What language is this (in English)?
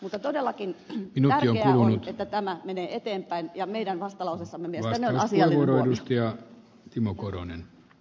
Finnish